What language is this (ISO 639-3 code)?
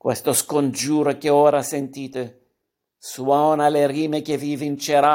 ita